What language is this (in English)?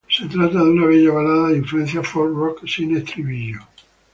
Spanish